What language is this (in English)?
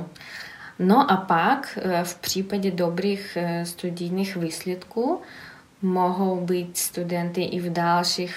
Czech